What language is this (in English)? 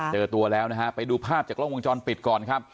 Thai